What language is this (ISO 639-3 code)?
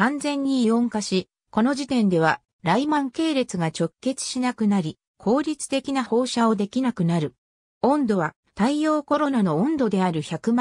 jpn